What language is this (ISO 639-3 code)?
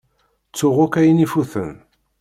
kab